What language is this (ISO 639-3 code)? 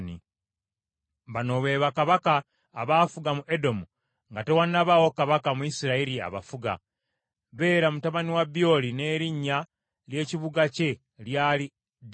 lug